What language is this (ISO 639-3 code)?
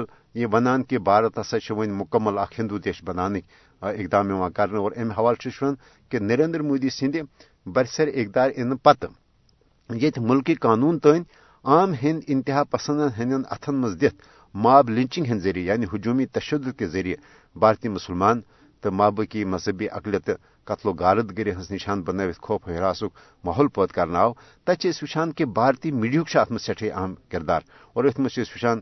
urd